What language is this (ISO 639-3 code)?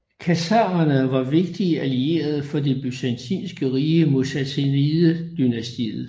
dan